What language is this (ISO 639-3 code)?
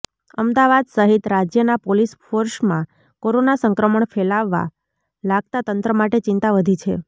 guj